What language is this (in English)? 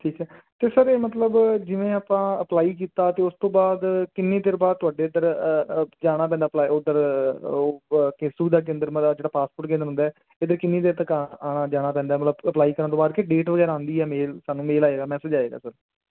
Punjabi